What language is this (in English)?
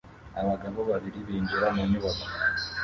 Kinyarwanda